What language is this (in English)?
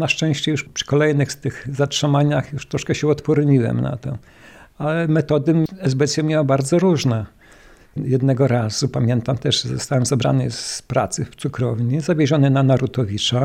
Polish